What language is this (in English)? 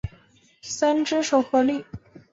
Chinese